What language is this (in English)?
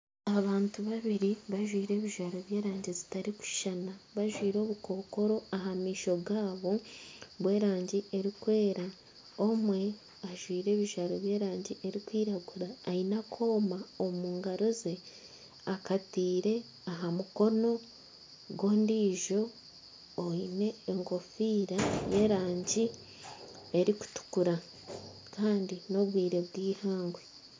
Nyankole